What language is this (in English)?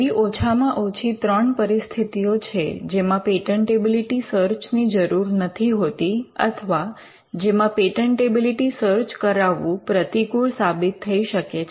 Gujarati